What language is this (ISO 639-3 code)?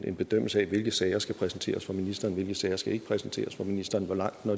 dan